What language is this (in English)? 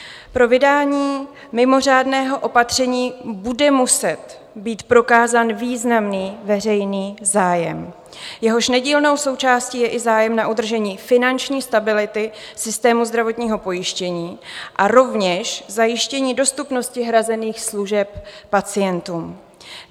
Czech